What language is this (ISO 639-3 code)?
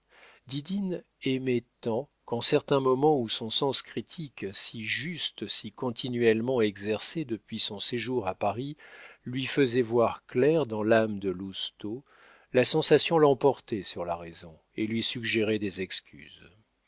fra